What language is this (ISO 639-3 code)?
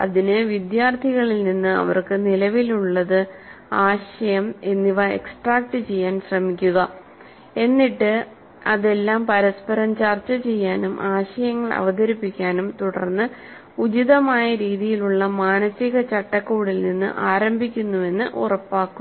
mal